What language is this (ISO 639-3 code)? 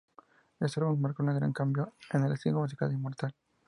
spa